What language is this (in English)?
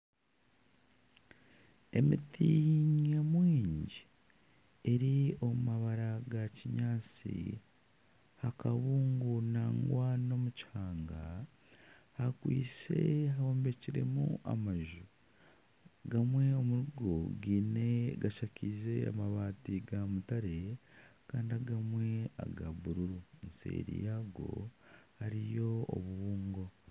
Nyankole